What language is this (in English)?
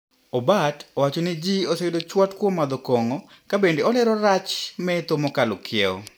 Luo (Kenya and Tanzania)